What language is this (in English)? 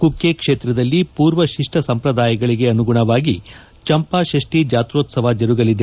Kannada